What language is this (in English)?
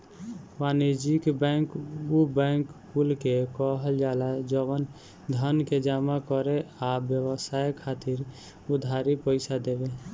Bhojpuri